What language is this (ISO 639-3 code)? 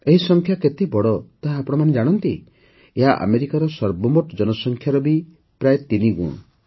ori